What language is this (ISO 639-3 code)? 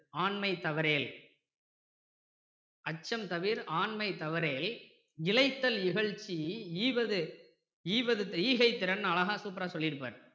tam